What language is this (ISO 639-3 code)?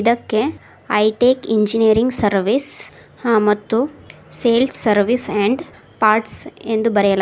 kan